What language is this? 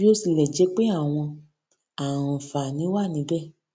Yoruba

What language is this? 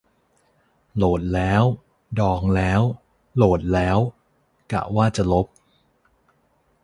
Thai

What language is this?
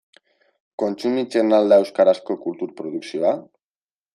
Basque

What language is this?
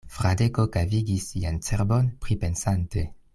Esperanto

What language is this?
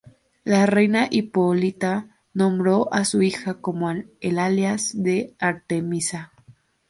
Spanish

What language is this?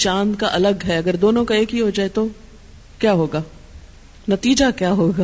Urdu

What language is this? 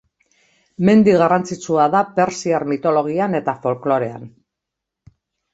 Basque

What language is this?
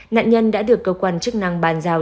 Vietnamese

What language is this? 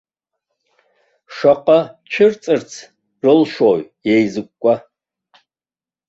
Abkhazian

